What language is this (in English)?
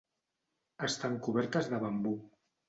Catalan